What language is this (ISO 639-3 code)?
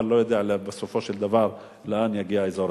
heb